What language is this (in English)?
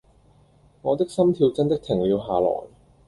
Cantonese